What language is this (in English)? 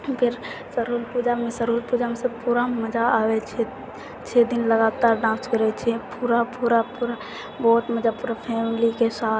Maithili